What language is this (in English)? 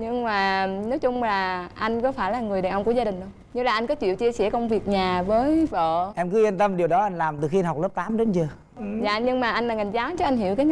Vietnamese